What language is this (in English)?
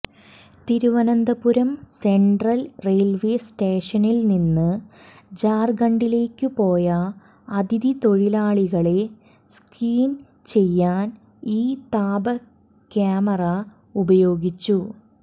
Malayalam